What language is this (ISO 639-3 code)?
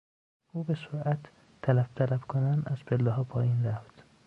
fas